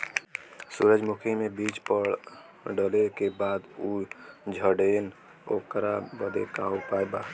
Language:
Bhojpuri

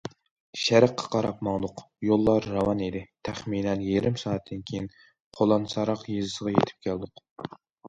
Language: Uyghur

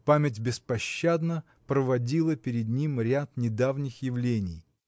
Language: Russian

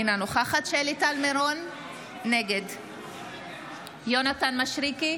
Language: Hebrew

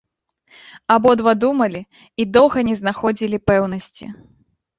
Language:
Belarusian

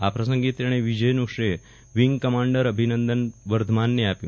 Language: Gujarati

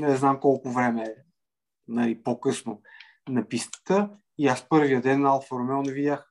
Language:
Bulgarian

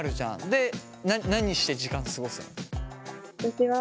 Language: Japanese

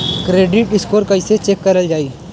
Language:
Bhojpuri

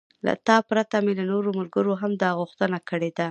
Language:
Pashto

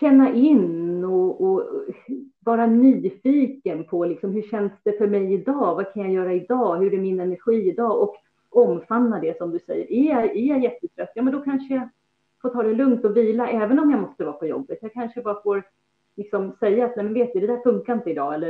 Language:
Swedish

